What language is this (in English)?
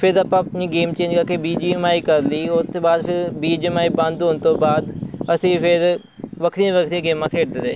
Punjabi